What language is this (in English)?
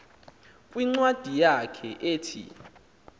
Xhosa